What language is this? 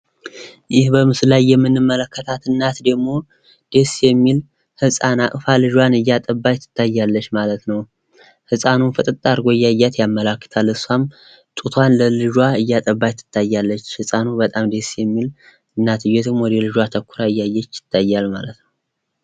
Amharic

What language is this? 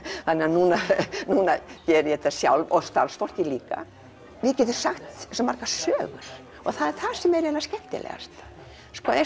Icelandic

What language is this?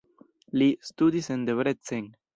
Esperanto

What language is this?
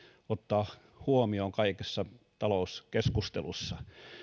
Finnish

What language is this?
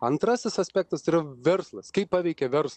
Lithuanian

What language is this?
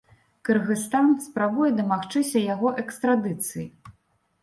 Belarusian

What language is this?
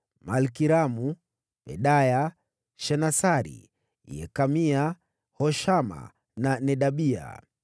Swahili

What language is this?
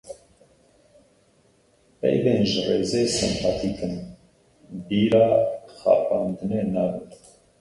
Kurdish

